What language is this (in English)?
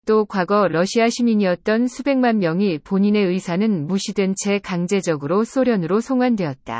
Korean